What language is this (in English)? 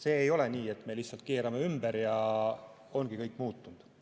Estonian